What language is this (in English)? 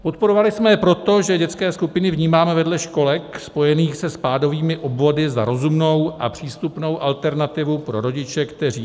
Czech